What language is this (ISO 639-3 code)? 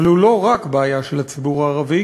heb